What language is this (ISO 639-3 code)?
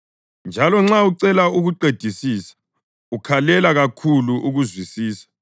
nde